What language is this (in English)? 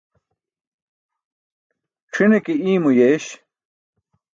Burushaski